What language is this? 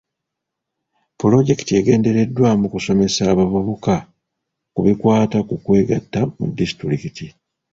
Ganda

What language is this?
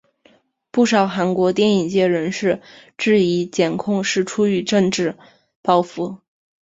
Chinese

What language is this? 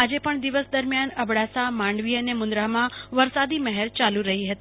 Gujarati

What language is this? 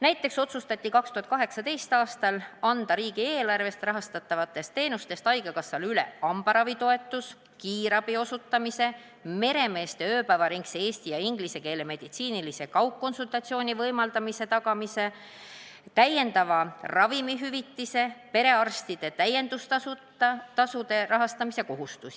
Estonian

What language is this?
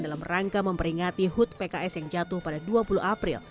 Indonesian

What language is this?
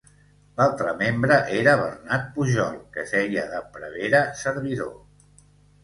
Catalan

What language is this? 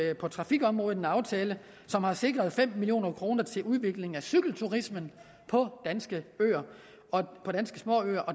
Danish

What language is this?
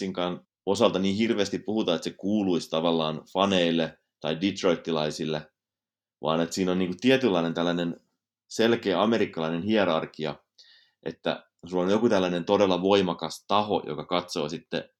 Finnish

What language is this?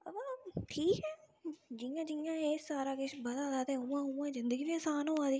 Dogri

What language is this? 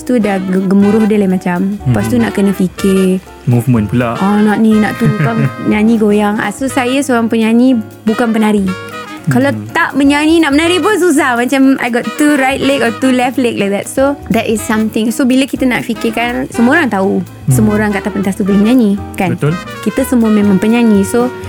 Malay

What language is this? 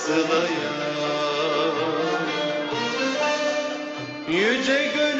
Turkish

